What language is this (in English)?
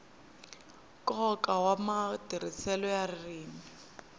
Tsonga